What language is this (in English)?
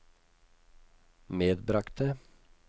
Norwegian